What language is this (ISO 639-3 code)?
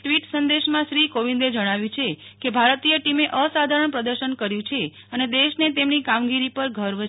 guj